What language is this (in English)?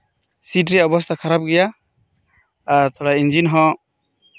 Santali